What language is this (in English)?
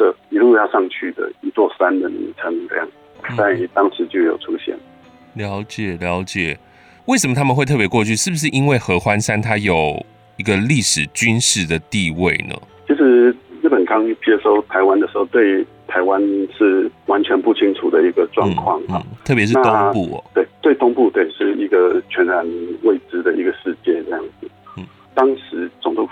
Chinese